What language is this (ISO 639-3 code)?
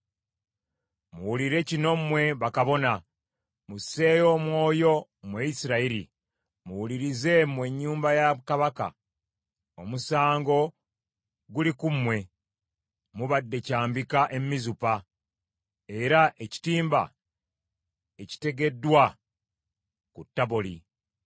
lug